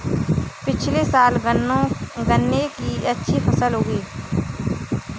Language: Hindi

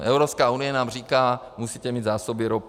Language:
Czech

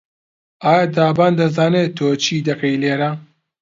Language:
Central Kurdish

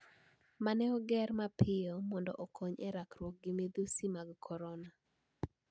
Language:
Luo (Kenya and Tanzania)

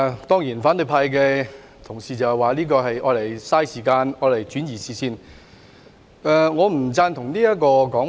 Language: Cantonese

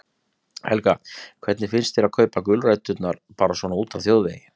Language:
Icelandic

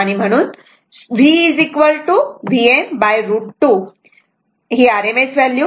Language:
Marathi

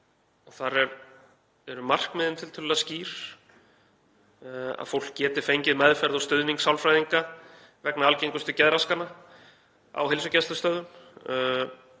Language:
Icelandic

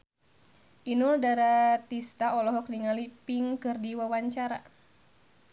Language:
Sundanese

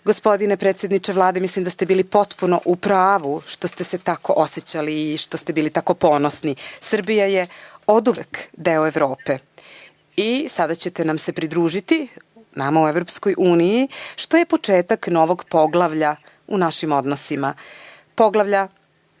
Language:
Serbian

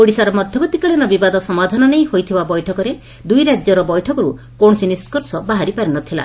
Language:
Odia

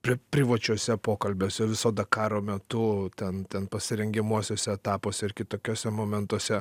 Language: Lithuanian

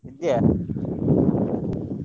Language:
Kannada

